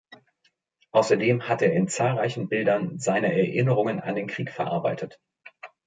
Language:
German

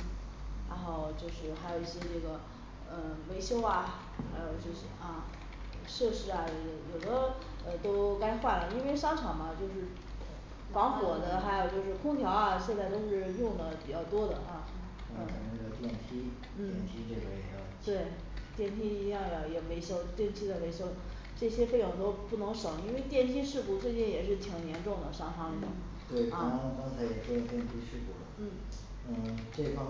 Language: Chinese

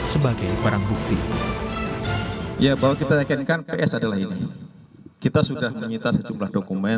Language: Indonesian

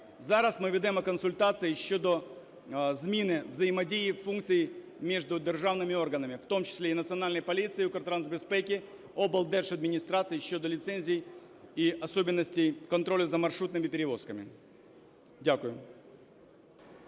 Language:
Ukrainian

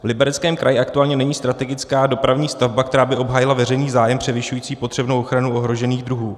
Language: Czech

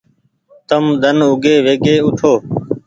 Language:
Goaria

